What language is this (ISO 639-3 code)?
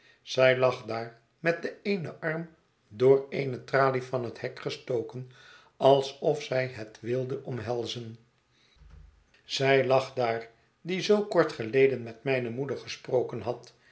nld